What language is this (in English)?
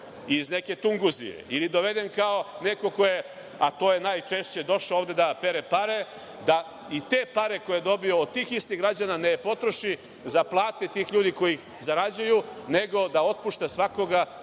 Serbian